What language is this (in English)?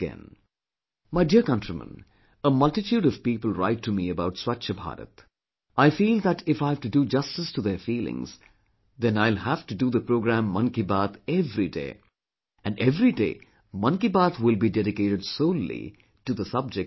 English